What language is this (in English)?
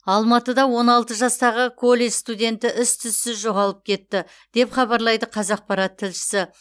Kazakh